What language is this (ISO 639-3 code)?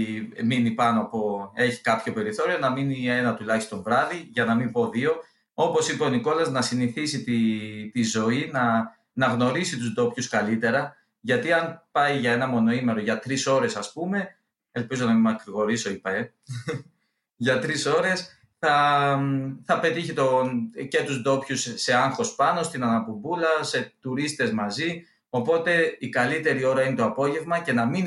ell